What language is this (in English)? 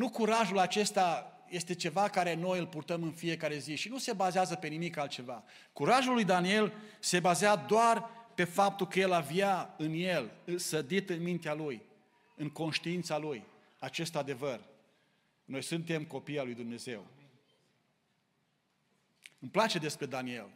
Romanian